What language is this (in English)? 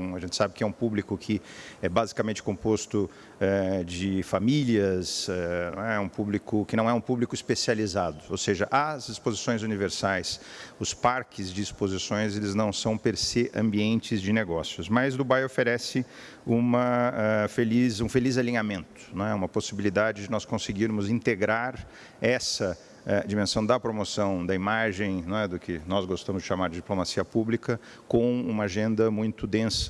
Portuguese